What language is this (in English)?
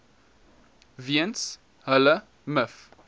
Afrikaans